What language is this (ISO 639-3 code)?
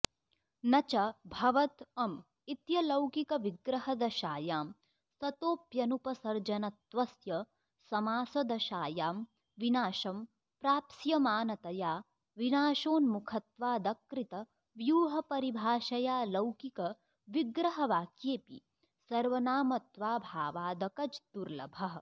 san